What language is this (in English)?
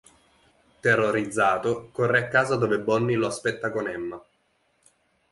Italian